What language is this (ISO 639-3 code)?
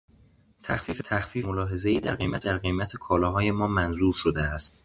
fas